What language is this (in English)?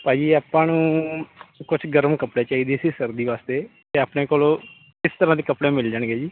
Punjabi